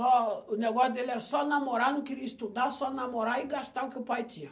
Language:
Portuguese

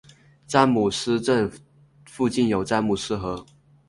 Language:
Chinese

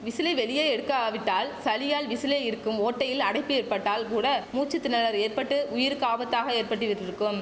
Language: Tamil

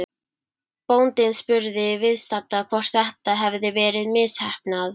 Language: Icelandic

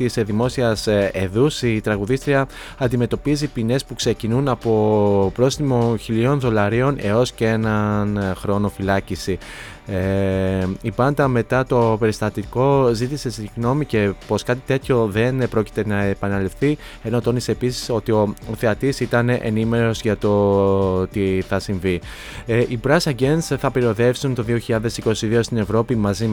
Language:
Greek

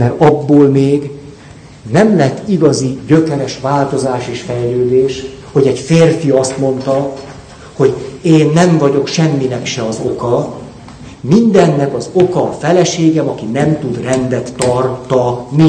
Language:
Hungarian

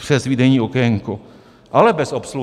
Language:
Czech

